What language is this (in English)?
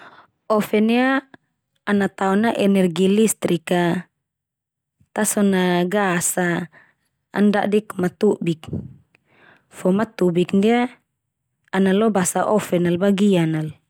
Termanu